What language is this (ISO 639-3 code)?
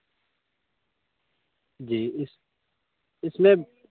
urd